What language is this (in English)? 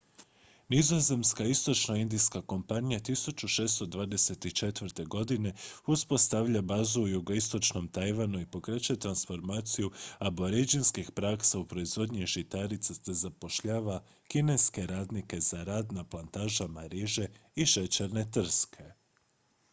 Croatian